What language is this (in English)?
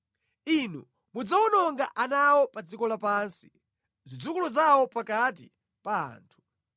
Nyanja